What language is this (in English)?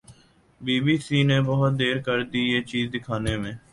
Urdu